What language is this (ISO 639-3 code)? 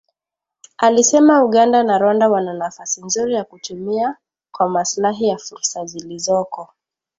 swa